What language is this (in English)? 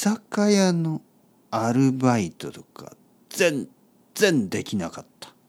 Japanese